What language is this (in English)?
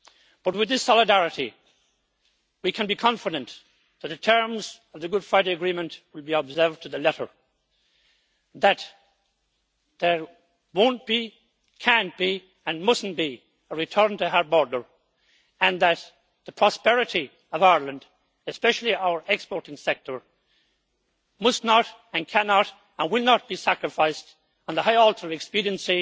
English